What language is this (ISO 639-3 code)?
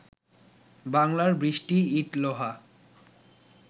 ben